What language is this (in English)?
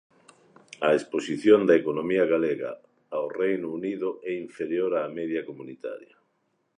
Galician